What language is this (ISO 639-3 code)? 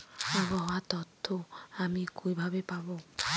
ben